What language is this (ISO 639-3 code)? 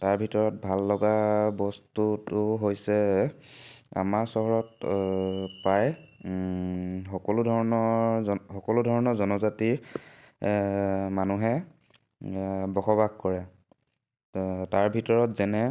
asm